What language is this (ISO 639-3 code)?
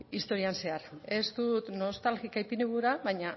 eus